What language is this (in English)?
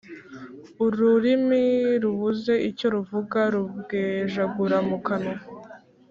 Kinyarwanda